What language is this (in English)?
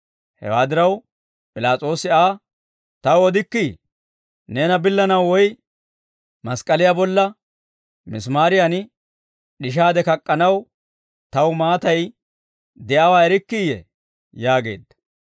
Dawro